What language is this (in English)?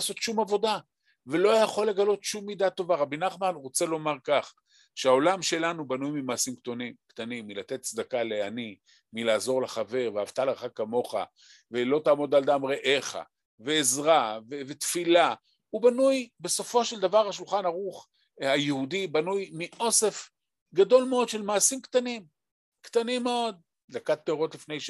Hebrew